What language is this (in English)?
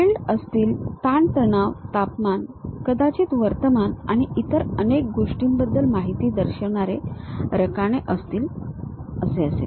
Marathi